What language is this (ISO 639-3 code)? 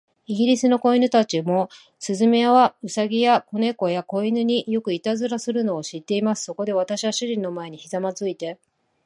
jpn